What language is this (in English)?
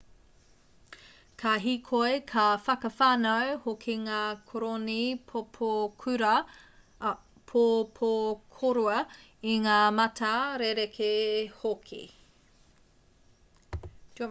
Māori